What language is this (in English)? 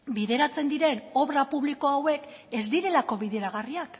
Basque